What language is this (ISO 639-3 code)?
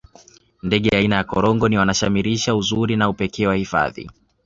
swa